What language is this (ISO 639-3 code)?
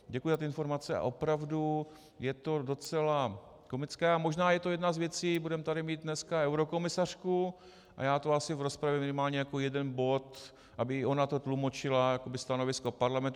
ces